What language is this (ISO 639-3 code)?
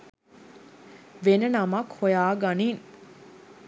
sin